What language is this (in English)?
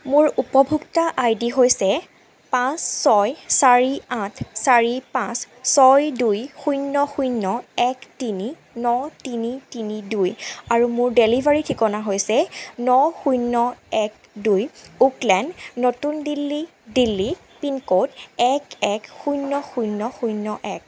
Assamese